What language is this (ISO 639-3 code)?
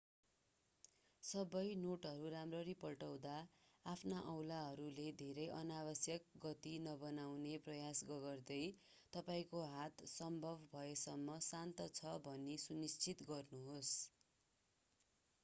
nep